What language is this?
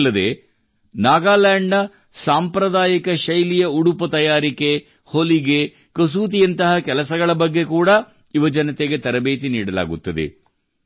Kannada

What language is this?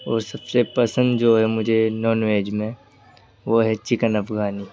Urdu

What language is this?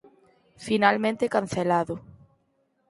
Galician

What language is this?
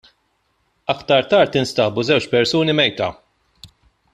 Maltese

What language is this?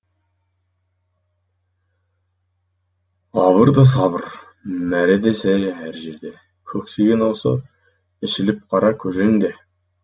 Kazakh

